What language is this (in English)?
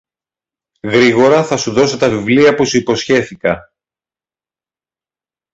Greek